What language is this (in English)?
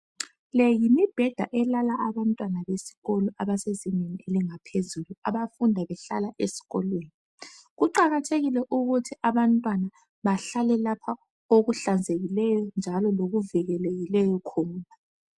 North Ndebele